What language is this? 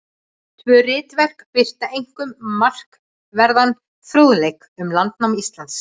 Icelandic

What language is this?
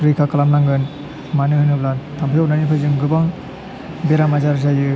Bodo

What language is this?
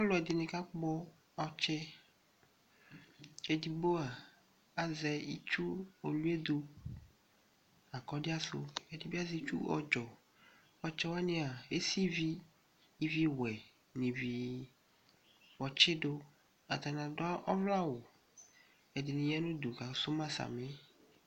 Ikposo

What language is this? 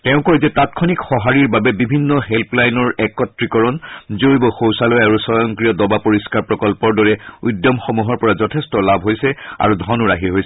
Assamese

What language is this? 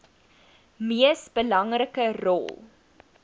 Afrikaans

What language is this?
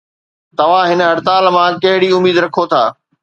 Sindhi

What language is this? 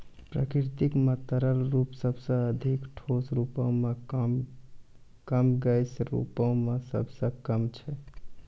Maithili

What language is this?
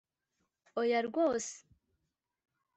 Kinyarwanda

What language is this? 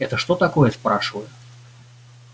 Russian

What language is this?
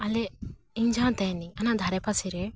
Santali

